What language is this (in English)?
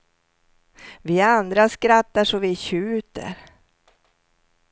Swedish